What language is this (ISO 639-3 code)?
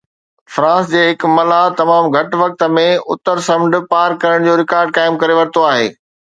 snd